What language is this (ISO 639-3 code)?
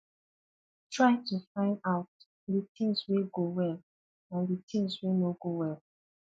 pcm